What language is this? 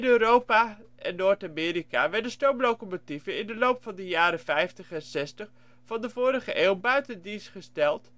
Dutch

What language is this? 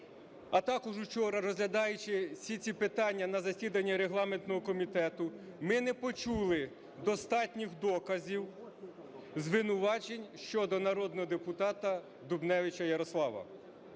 Ukrainian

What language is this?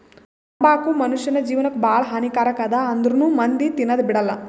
Kannada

